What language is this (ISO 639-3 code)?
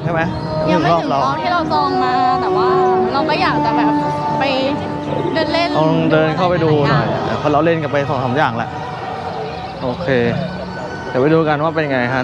tha